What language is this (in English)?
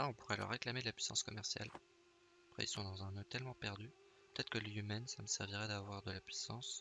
French